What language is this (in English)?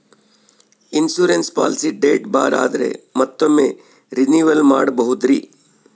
Kannada